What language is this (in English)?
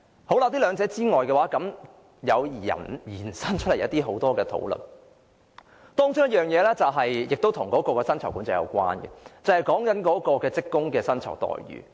Cantonese